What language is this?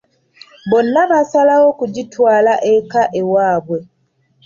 Ganda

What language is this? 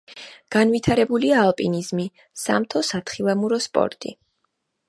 Georgian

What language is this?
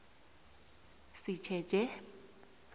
South Ndebele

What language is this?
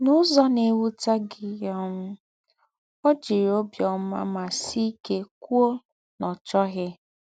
Igbo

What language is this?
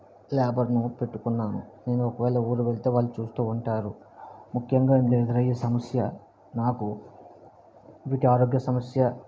Telugu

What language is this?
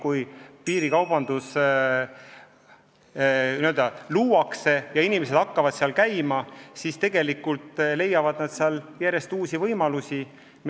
Estonian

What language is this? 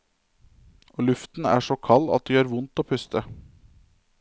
Norwegian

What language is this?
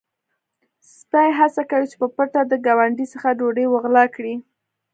Pashto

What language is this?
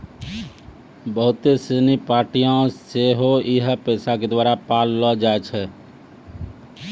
Maithili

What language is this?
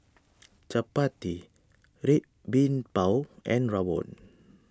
English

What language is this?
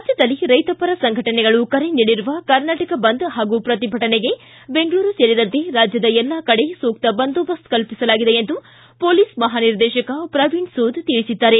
Kannada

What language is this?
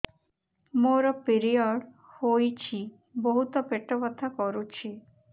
Odia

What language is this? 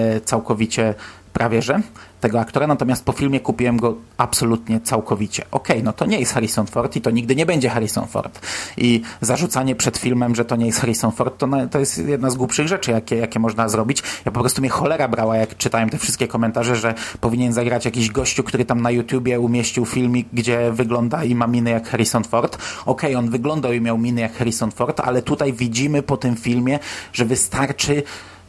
Polish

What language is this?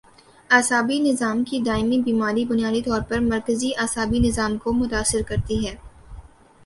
Urdu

